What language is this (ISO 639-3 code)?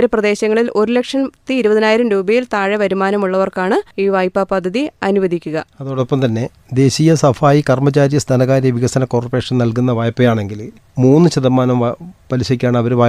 mal